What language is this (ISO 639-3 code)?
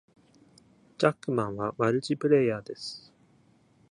jpn